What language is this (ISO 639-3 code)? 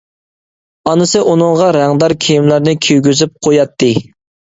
uig